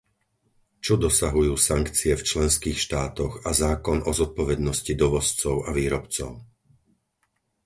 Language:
Slovak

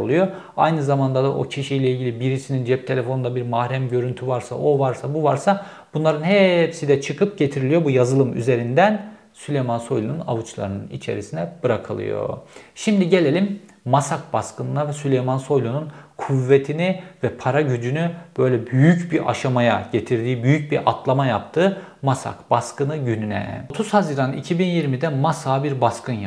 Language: Turkish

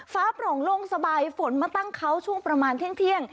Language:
Thai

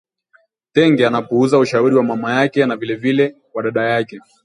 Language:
Swahili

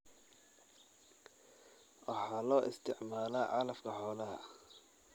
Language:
Somali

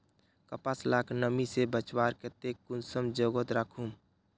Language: Magahi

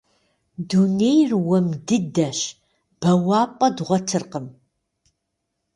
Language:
Kabardian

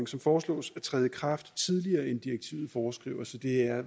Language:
Danish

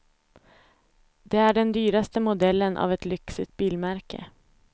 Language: Swedish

